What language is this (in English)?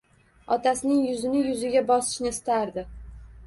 Uzbek